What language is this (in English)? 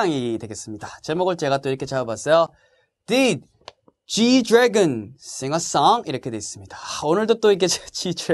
Korean